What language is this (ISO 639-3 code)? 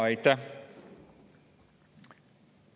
est